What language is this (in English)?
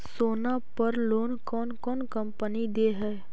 Magahi